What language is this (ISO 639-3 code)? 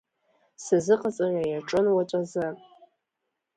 abk